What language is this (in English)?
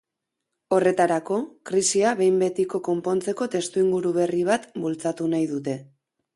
Basque